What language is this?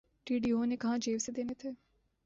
Urdu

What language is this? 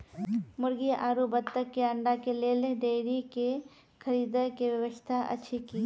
Maithili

